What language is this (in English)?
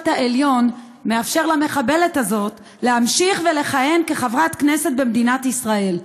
Hebrew